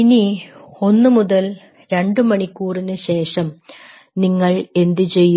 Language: Malayalam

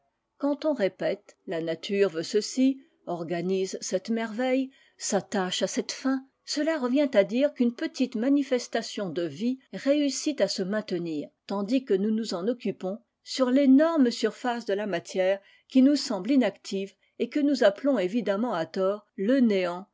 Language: French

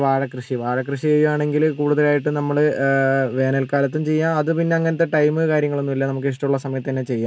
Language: Malayalam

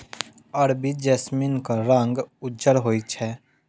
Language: Maithili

